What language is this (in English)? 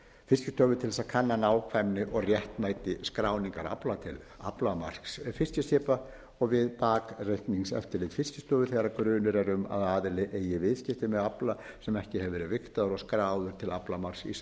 Icelandic